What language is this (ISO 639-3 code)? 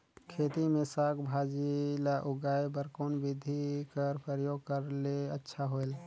hne